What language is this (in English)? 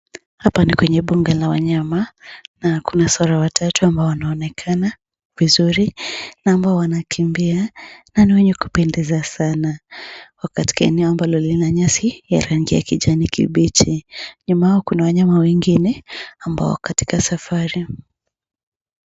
Swahili